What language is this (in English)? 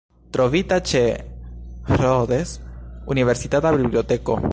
Esperanto